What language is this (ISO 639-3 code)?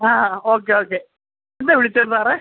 mal